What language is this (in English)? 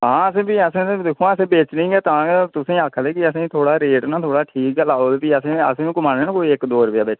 Dogri